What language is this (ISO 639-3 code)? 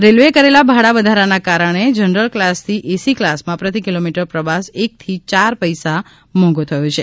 guj